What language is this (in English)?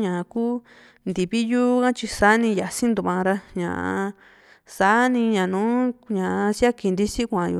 Juxtlahuaca Mixtec